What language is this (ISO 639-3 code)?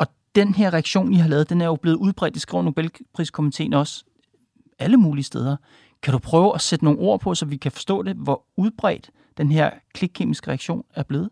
dan